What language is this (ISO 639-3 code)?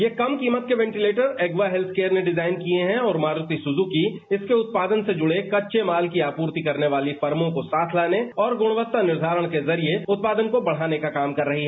hin